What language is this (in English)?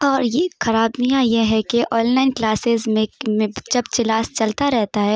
Urdu